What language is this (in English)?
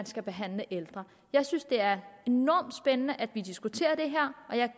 Danish